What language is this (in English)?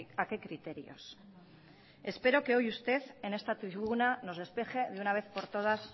Spanish